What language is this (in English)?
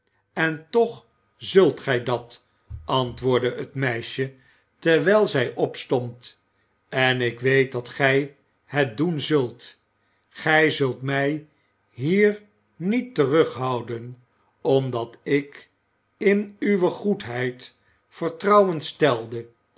Dutch